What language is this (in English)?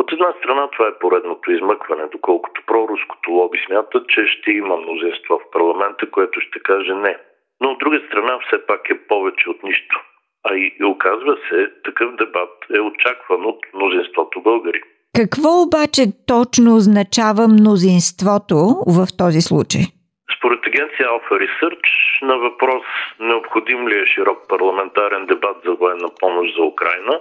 Bulgarian